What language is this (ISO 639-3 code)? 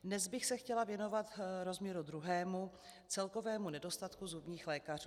ces